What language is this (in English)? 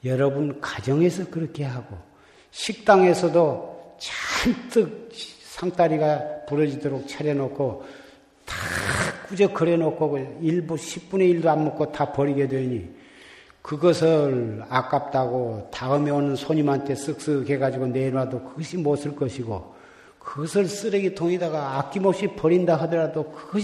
Korean